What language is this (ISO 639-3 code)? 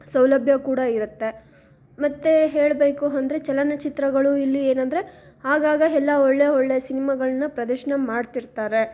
kan